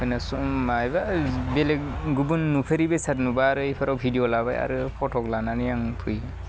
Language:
Bodo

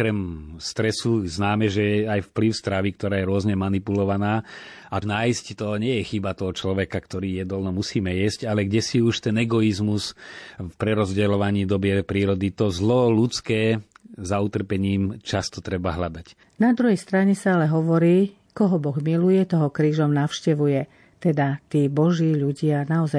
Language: Slovak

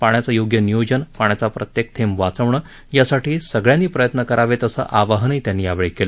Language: Marathi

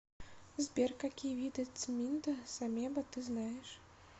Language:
Russian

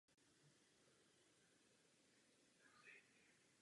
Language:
Czech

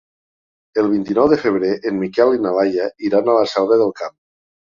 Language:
Catalan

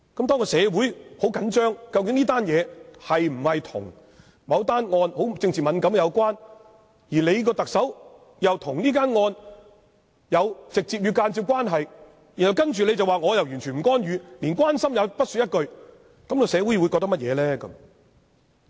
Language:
Cantonese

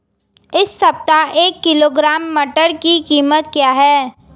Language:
Hindi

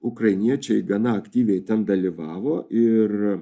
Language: Lithuanian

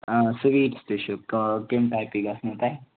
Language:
Kashmiri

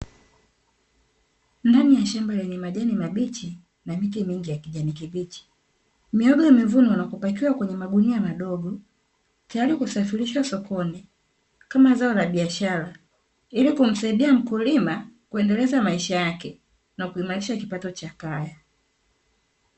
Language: Swahili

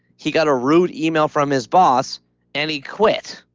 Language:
English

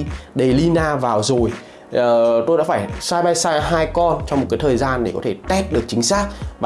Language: Vietnamese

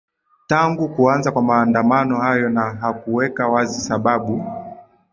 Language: Swahili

